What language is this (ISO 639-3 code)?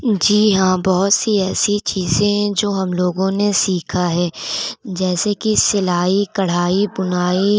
urd